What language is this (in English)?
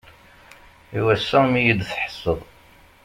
Kabyle